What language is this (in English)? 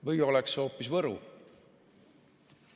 Estonian